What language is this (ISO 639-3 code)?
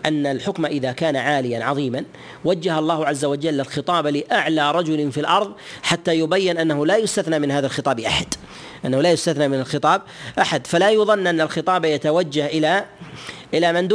ara